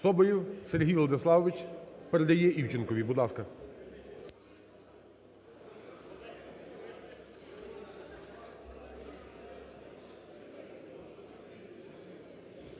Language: Ukrainian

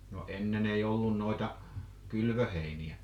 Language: Finnish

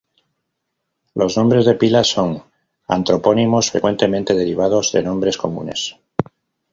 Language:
Spanish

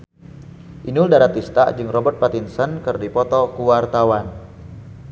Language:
Sundanese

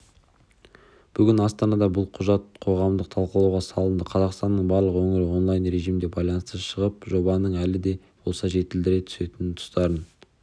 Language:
Kazakh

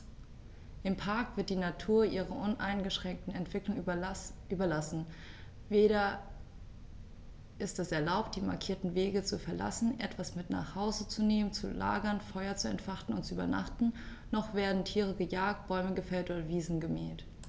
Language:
German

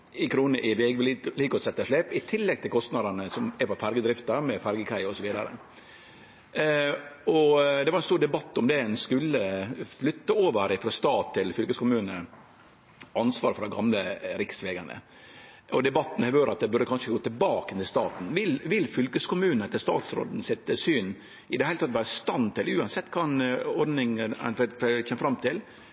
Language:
Norwegian Nynorsk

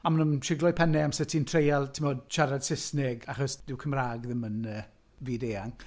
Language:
Welsh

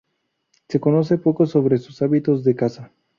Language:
Spanish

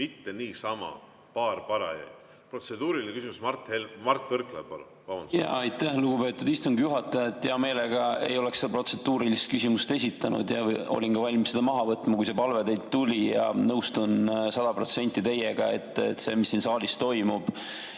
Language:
Estonian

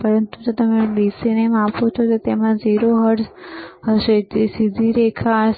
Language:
Gujarati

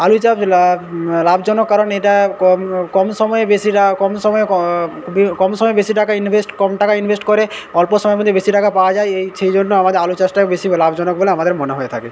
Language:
Bangla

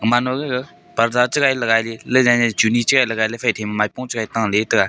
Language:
Wancho Naga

